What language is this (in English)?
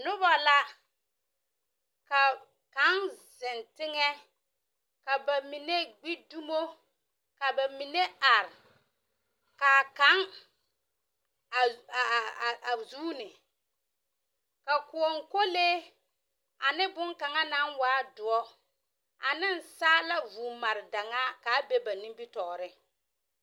Southern Dagaare